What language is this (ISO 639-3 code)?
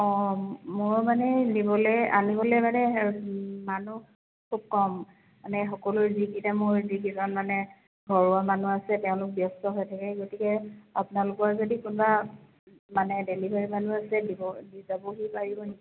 asm